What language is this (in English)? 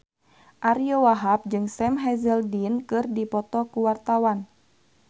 Sundanese